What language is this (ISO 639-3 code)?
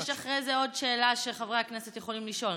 heb